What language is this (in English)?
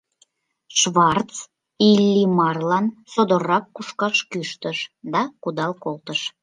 Mari